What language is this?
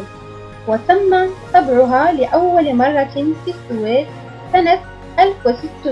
Arabic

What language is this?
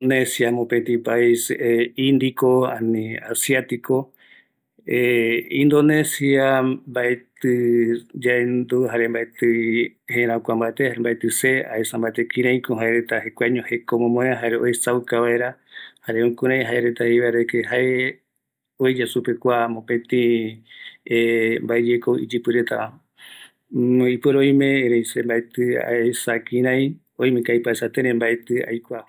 Eastern Bolivian Guaraní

